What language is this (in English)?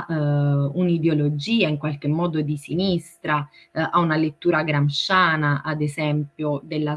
Italian